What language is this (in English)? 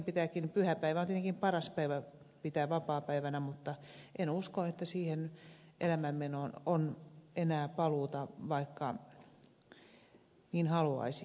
Finnish